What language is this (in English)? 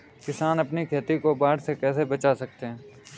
Hindi